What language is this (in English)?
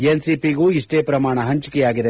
Kannada